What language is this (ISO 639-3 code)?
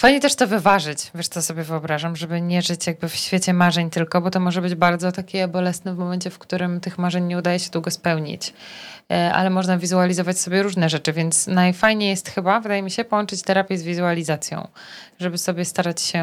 pol